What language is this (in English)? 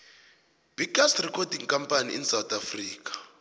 South Ndebele